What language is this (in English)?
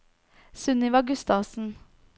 Norwegian